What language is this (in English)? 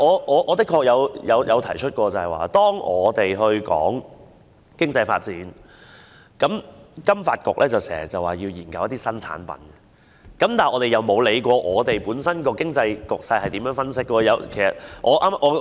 Cantonese